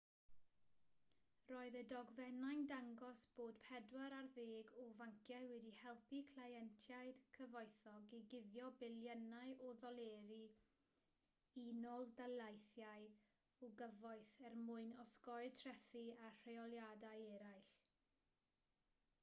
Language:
Welsh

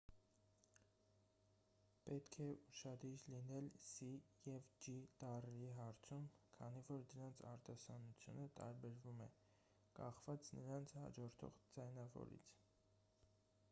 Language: Armenian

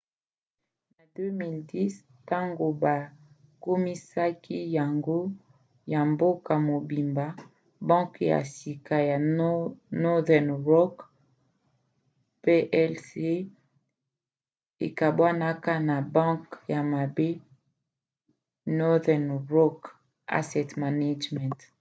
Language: Lingala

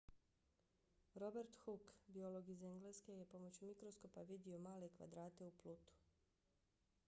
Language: Bosnian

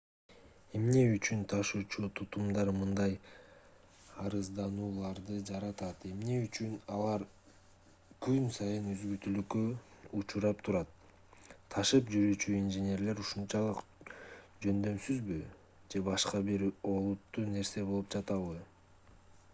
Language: Kyrgyz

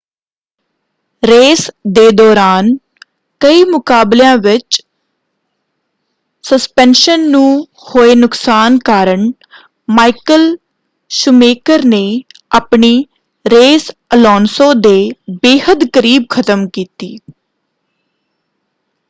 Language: Punjabi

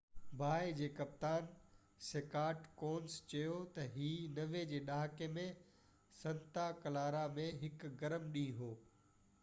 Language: Sindhi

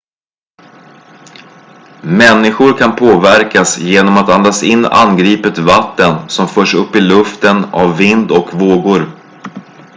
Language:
Swedish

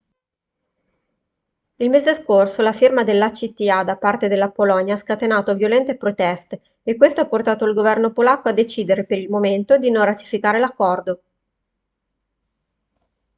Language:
Italian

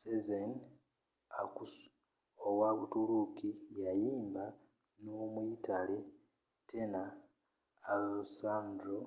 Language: Ganda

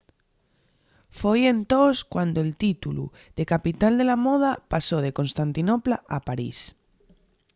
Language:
Asturian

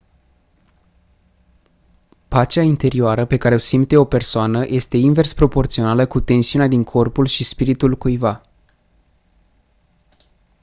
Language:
Romanian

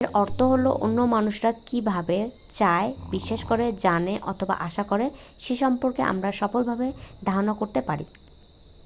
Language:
Bangla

